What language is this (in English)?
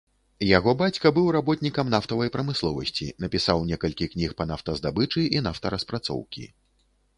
Belarusian